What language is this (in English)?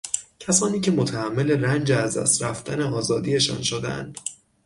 Persian